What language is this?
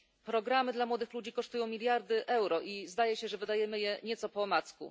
Polish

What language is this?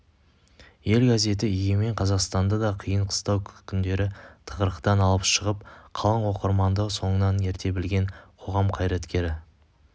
Kazakh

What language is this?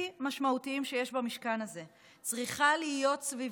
Hebrew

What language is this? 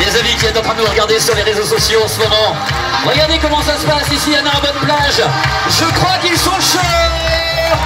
French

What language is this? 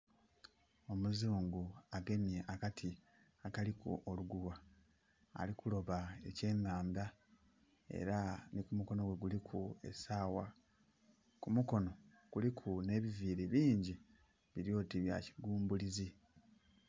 Soga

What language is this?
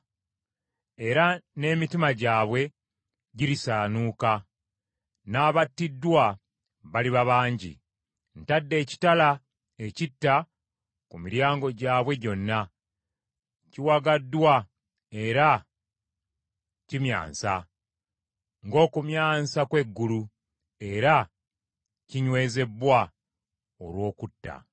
Ganda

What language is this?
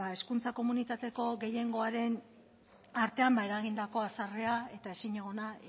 Basque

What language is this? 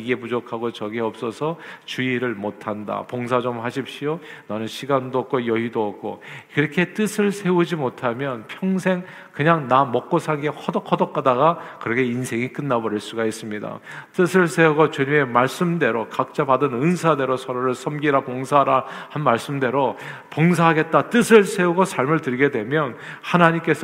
Korean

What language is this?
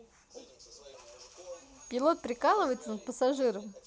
Russian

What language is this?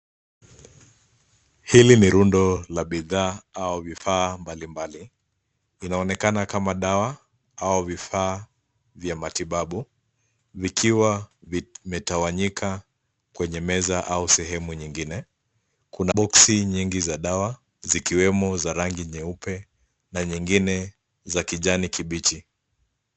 Swahili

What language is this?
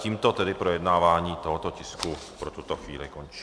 Czech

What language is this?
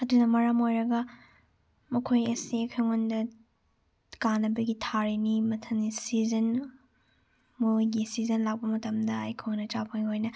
Manipuri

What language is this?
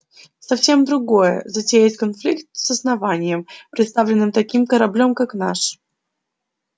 Russian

